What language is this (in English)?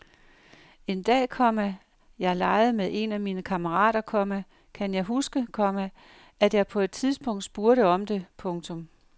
Danish